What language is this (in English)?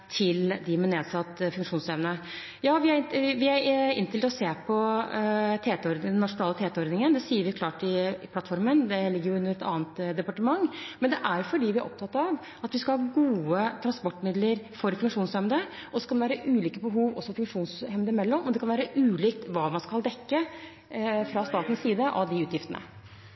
Norwegian Bokmål